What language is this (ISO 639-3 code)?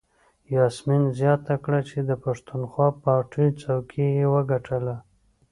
pus